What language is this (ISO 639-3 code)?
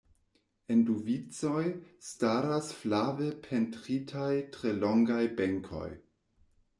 epo